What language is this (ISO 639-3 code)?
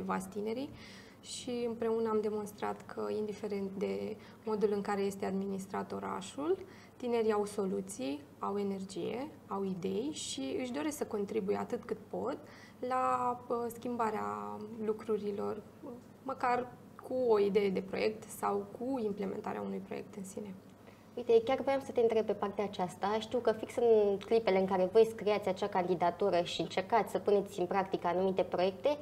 ron